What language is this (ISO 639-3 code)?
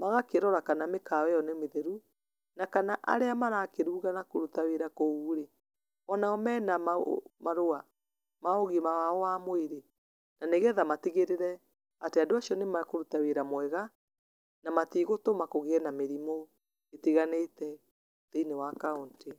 kik